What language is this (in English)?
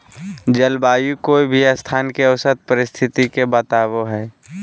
Magahi